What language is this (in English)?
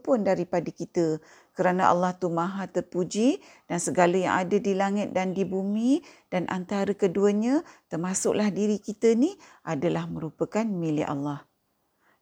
Malay